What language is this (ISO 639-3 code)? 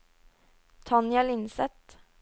nor